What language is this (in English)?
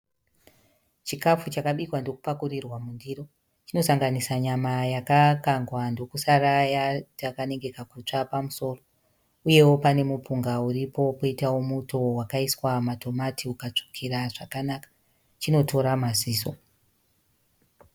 Shona